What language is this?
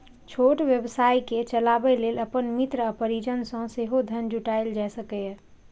Maithili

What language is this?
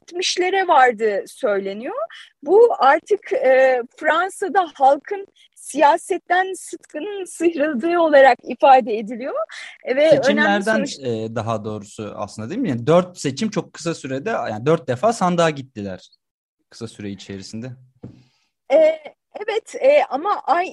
Turkish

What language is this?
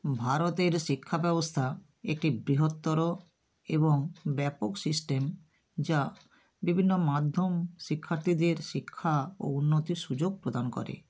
Bangla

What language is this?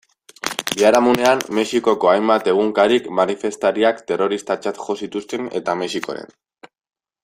Basque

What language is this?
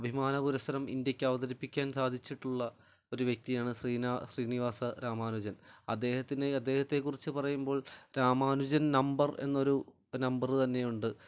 Malayalam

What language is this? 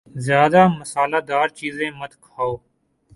Urdu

